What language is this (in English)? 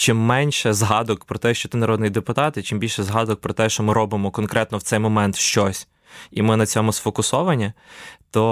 Ukrainian